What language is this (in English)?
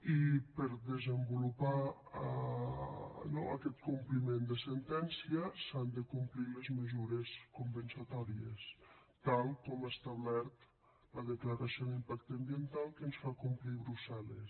Catalan